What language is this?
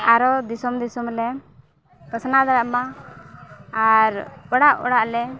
Santali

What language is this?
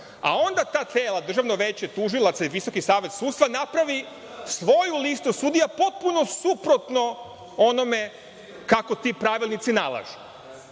Serbian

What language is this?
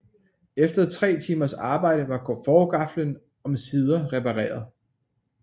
Danish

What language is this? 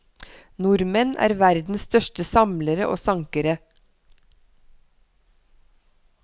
Norwegian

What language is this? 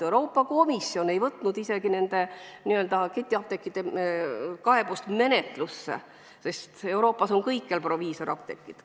Estonian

